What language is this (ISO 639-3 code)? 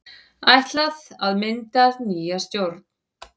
isl